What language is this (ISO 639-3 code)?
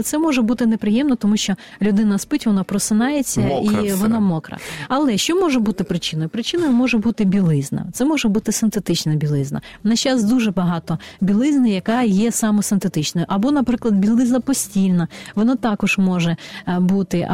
ukr